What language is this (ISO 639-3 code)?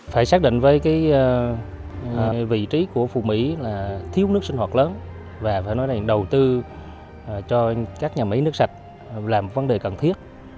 vie